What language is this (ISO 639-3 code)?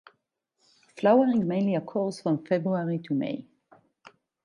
eng